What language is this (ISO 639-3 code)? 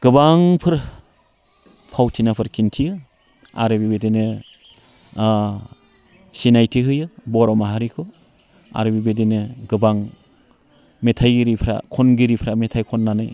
brx